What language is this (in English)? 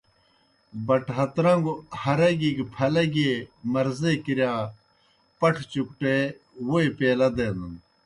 Kohistani Shina